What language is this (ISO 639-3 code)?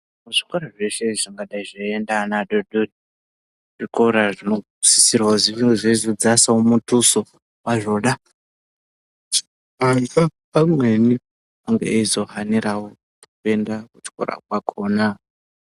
ndc